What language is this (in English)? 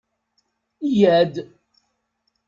Kabyle